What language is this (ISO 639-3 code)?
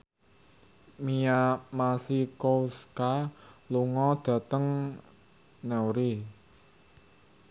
jav